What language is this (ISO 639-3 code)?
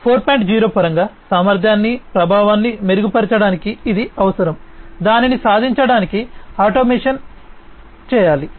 tel